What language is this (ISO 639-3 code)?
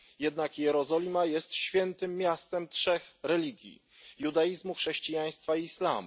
pol